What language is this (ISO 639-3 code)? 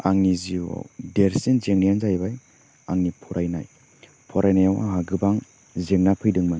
brx